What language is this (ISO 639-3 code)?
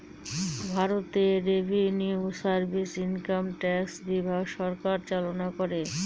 ben